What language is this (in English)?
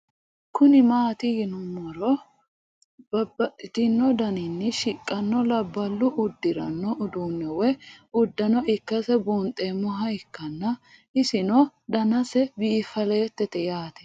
Sidamo